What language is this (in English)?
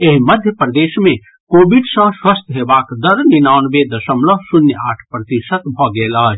Maithili